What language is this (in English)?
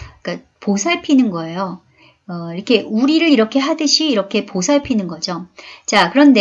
Korean